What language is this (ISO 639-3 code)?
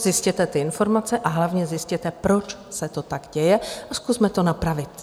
ces